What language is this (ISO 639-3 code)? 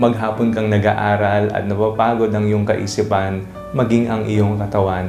fil